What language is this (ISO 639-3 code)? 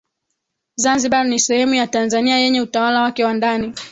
swa